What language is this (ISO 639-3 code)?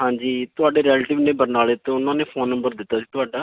pan